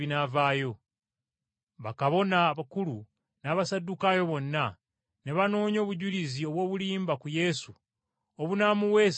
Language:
Ganda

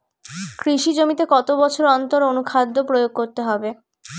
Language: Bangla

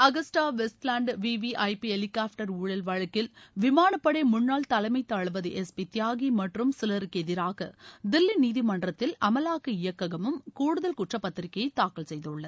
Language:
Tamil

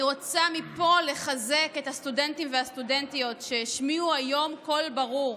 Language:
Hebrew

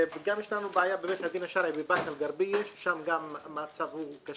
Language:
Hebrew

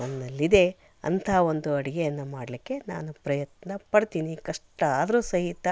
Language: Kannada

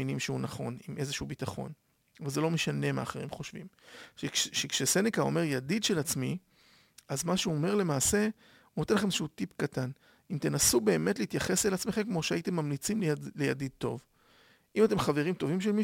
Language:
Hebrew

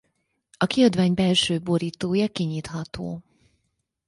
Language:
Hungarian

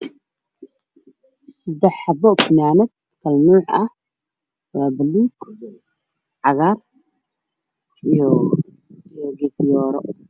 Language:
Somali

